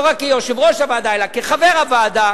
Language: Hebrew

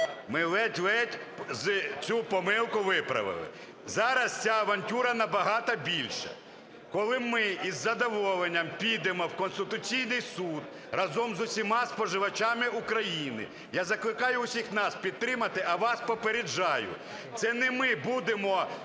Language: Ukrainian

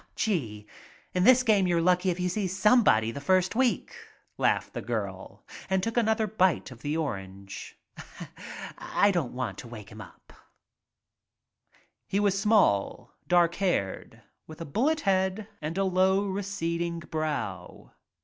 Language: English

